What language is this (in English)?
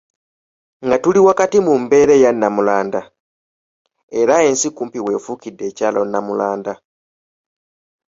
Ganda